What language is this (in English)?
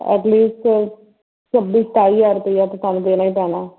Punjabi